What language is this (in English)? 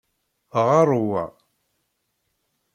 Kabyle